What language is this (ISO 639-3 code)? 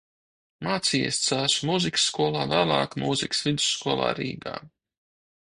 lav